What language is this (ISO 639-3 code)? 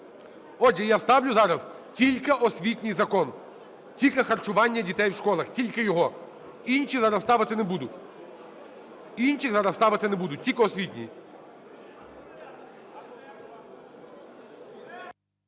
ukr